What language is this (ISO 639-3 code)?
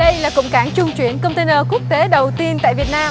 vie